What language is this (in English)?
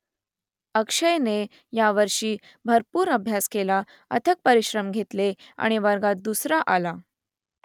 Marathi